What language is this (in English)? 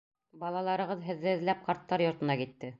Bashkir